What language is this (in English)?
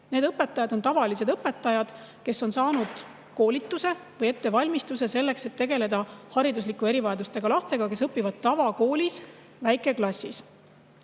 Estonian